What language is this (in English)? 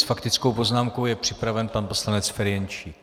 Czech